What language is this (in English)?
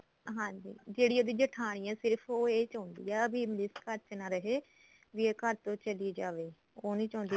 Punjabi